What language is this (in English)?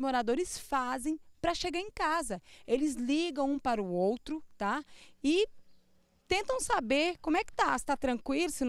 Portuguese